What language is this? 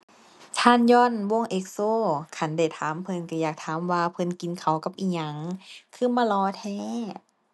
Thai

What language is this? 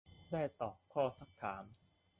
Thai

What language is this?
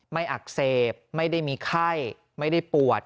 Thai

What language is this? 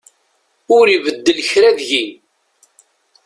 Kabyle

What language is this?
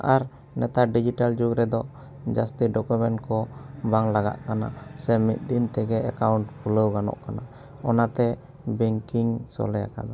Santali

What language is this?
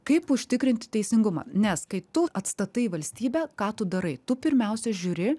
Lithuanian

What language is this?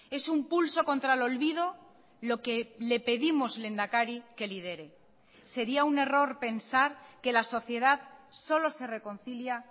Spanish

